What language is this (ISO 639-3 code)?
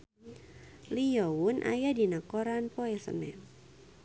sun